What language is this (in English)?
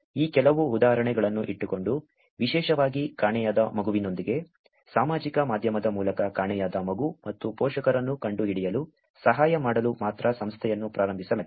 Kannada